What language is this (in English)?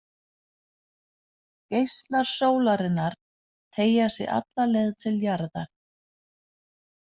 Icelandic